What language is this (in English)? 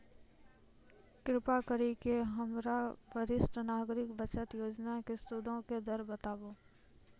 Maithili